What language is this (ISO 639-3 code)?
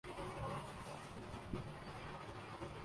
urd